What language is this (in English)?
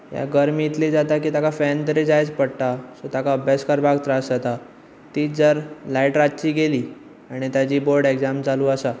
Konkani